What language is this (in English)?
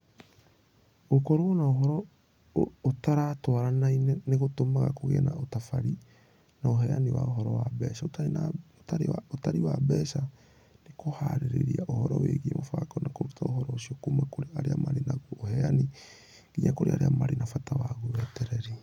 Kikuyu